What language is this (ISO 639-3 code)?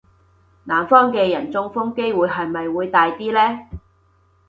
yue